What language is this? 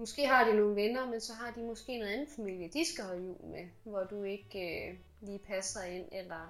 Danish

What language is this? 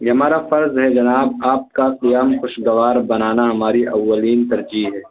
Urdu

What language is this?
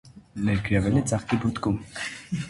Armenian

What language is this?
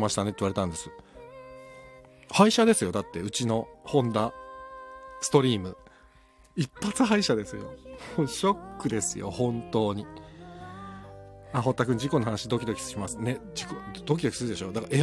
Japanese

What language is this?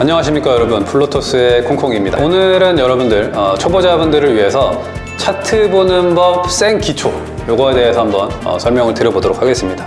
Korean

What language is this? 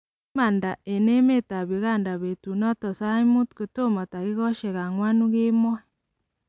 Kalenjin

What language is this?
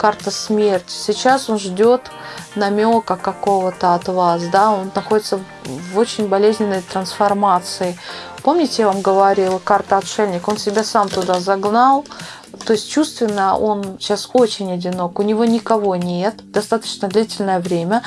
Russian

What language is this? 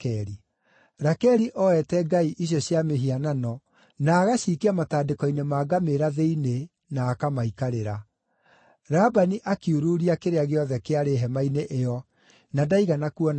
Kikuyu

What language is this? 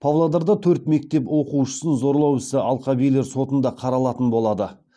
Kazakh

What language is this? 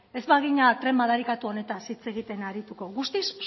Basque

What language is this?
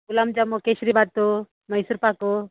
Kannada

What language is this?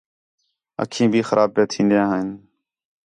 Khetrani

